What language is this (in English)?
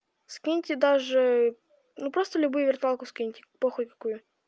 Russian